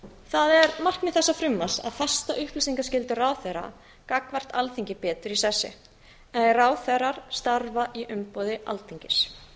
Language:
Icelandic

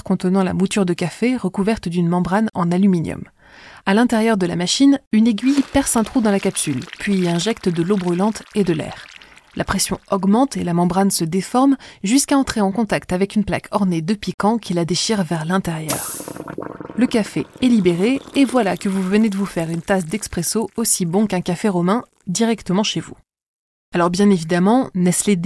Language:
French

